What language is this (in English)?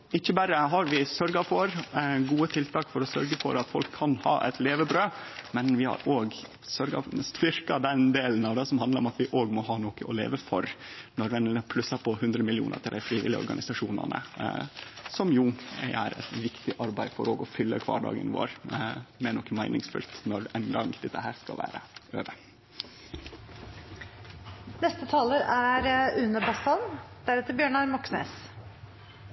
Norwegian Nynorsk